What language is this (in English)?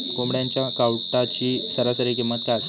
Marathi